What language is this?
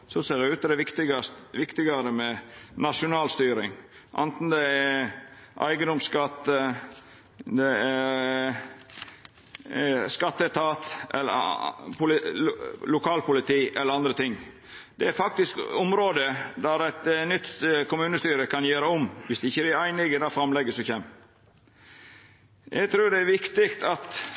Norwegian Nynorsk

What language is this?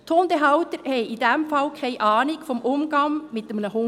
Swiss German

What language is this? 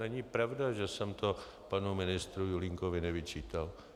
Czech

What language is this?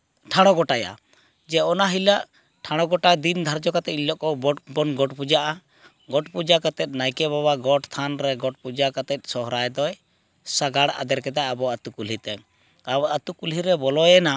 Santali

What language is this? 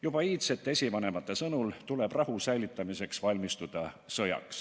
Estonian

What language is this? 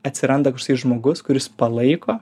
Lithuanian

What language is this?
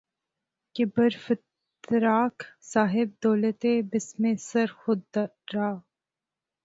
Urdu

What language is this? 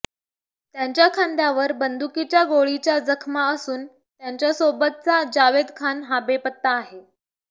Marathi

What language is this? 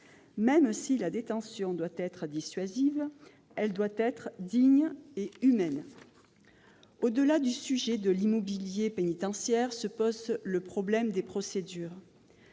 French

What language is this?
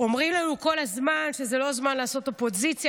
Hebrew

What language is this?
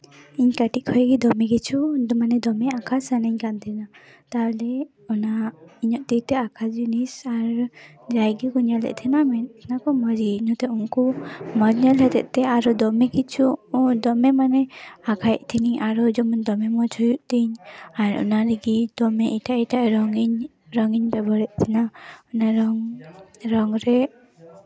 Santali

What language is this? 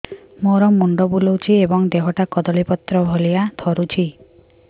Odia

